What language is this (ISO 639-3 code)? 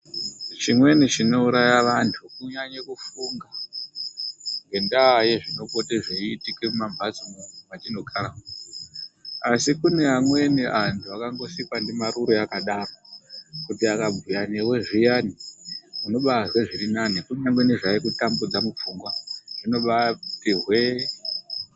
ndc